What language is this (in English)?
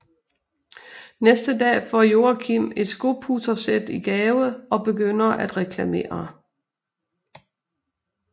Danish